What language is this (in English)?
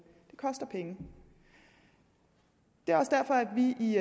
Danish